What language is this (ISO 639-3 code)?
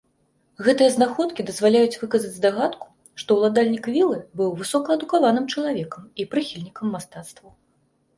bel